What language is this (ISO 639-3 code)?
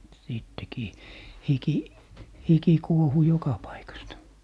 fin